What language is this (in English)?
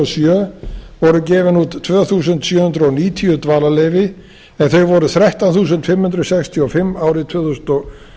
Icelandic